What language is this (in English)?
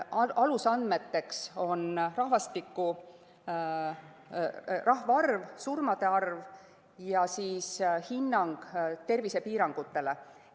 Estonian